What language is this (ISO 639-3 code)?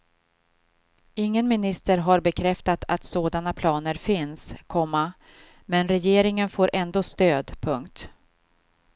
swe